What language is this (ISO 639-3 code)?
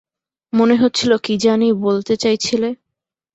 ben